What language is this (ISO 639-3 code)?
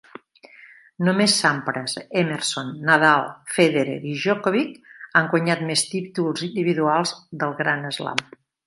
cat